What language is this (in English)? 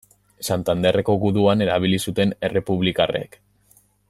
Basque